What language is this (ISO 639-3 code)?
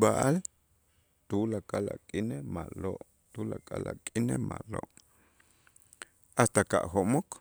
itz